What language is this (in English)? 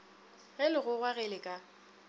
Northern Sotho